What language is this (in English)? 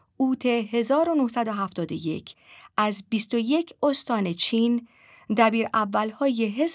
Persian